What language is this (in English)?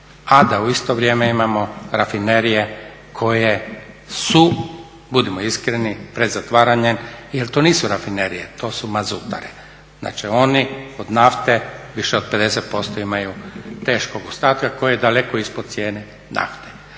Croatian